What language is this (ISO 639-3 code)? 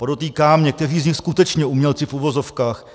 ces